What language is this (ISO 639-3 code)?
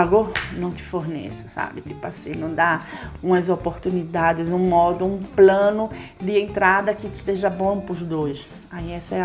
por